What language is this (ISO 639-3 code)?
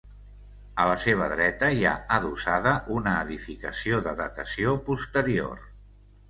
cat